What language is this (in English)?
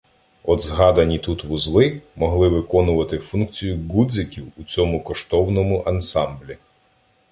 Ukrainian